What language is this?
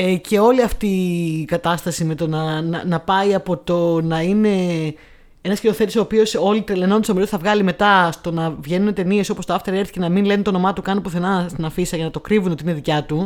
Greek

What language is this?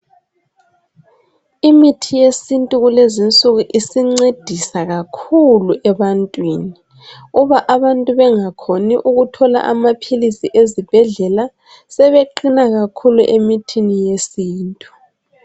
North Ndebele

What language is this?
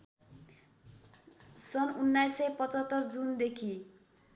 Nepali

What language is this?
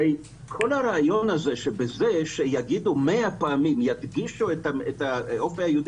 Hebrew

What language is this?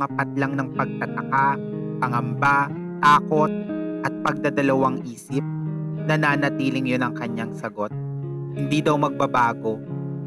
Filipino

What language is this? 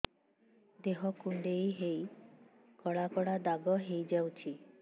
Odia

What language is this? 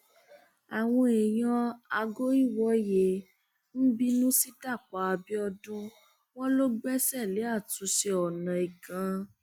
Yoruba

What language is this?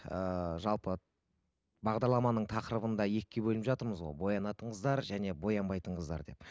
Kazakh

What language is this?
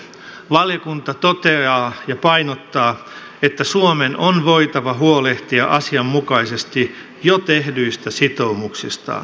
Finnish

